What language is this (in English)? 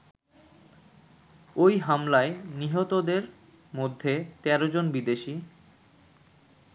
Bangla